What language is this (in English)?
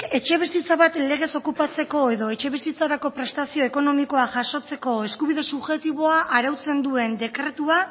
Basque